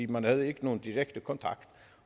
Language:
Danish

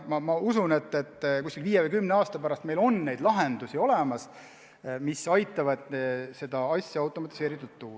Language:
Estonian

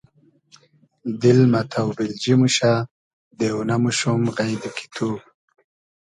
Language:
Hazaragi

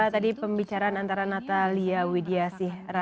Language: Indonesian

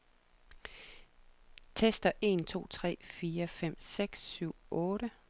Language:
Danish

